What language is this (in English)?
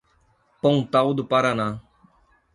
Portuguese